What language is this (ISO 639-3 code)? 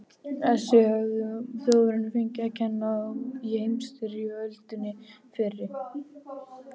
isl